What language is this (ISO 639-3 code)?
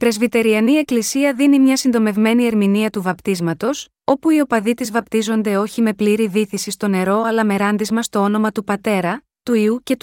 ell